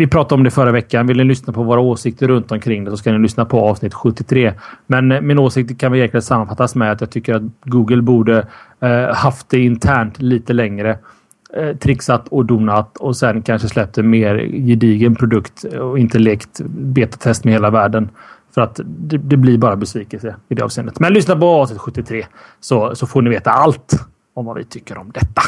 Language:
Swedish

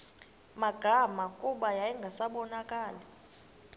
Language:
Xhosa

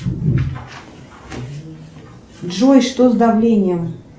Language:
Russian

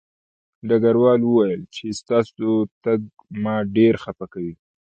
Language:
Pashto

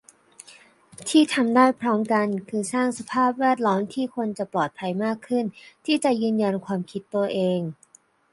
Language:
Thai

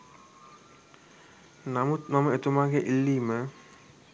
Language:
Sinhala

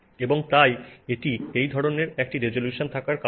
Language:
Bangla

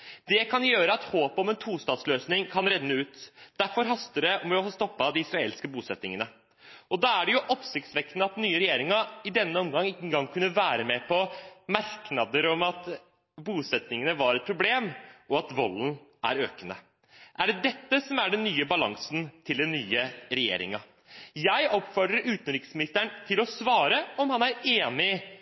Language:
Norwegian Bokmål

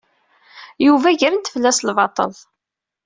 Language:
Kabyle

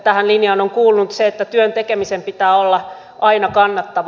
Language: Finnish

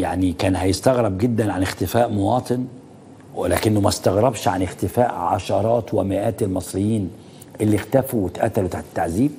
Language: Arabic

